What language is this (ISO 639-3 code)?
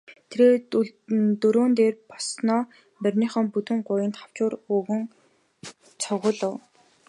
mon